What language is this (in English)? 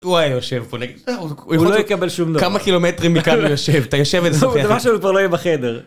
Hebrew